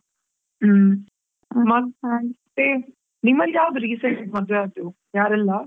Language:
Kannada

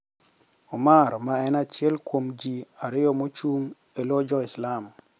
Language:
Luo (Kenya and Tanzania)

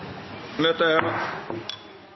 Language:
Norwegian Nynorsk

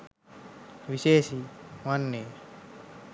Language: Sinhala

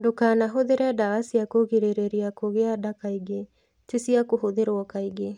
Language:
Kikuyu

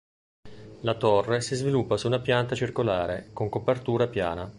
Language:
Italian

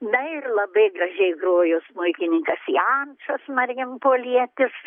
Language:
Lithuanian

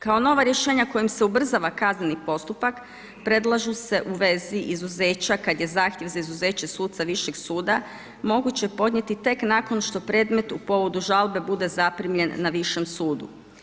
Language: Croatian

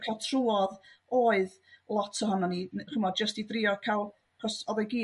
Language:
Welsh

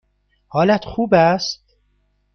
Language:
Persian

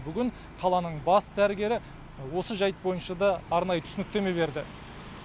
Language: Kazakh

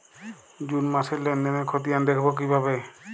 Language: Bangla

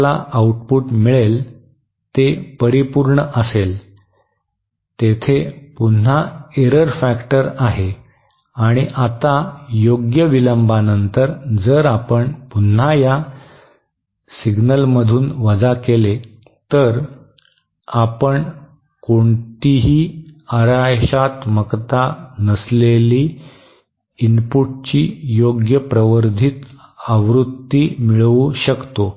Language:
Marathi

